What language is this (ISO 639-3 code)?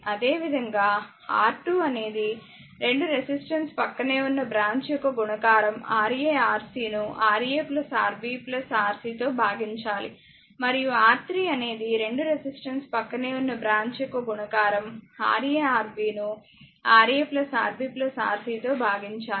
tel